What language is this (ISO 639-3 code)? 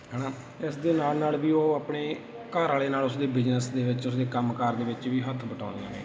pan